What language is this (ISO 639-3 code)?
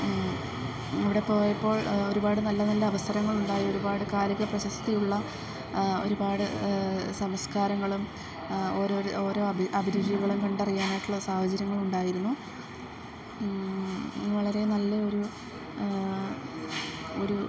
mal